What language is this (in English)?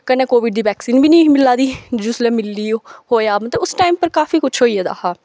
Dogri